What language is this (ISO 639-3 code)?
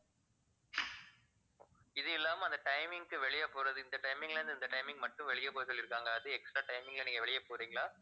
tam